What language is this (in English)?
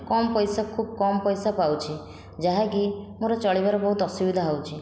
Odia